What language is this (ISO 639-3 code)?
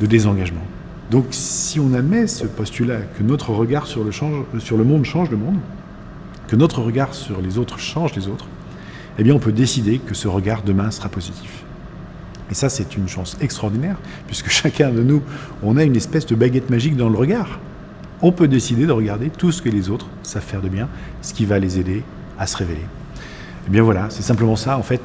fra